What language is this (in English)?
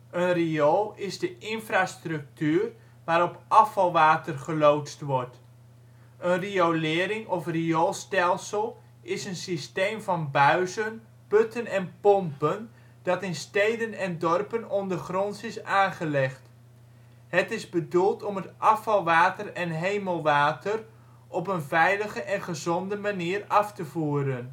Dutch